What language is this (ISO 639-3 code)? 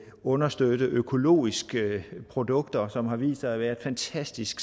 dan